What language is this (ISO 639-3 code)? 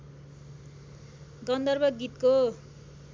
nep